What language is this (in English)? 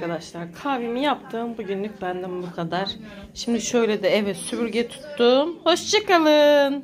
Turkish